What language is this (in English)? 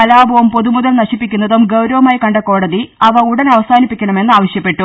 Malayalam